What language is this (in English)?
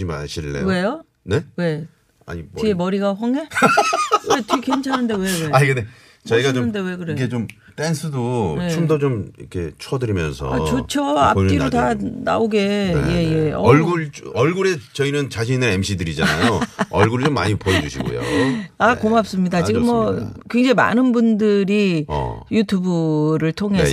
Korean